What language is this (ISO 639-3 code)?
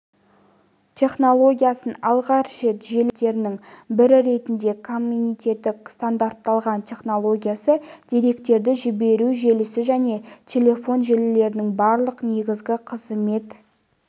kaz